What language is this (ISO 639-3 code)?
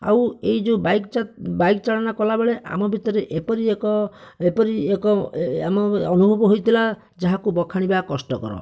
ori